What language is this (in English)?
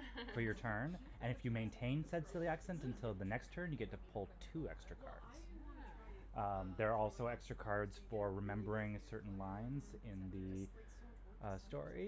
English